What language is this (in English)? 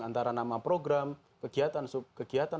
Indonesian